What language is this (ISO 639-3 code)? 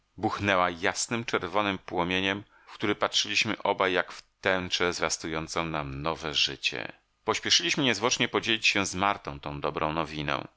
pol